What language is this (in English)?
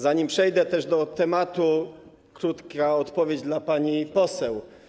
Polish